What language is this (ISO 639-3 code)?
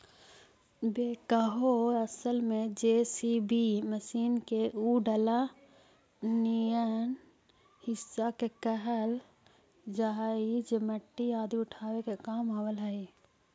mag